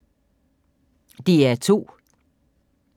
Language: Danish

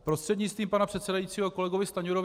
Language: Czech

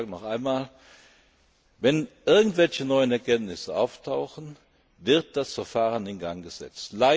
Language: German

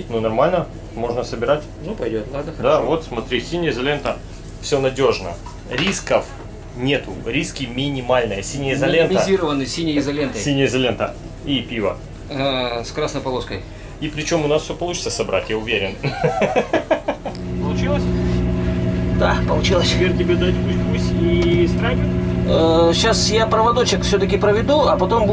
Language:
Russian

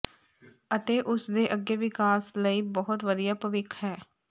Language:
Punjabi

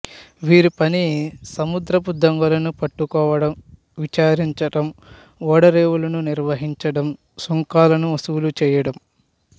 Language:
Telugu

